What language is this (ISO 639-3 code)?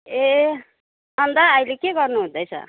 nep